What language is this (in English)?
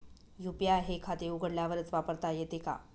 Marathi